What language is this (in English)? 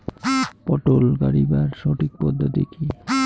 Bangla